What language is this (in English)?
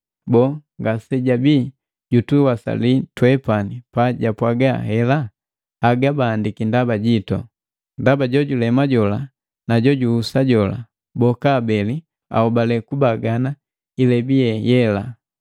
Matengo